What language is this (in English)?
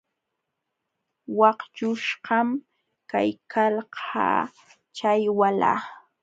Jauja Wanca Quechua